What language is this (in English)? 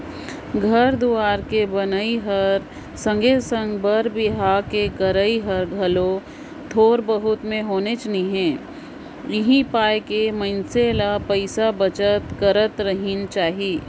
Chhattisgarhi